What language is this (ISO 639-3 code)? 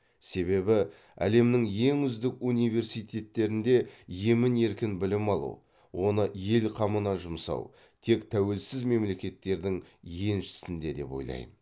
kaz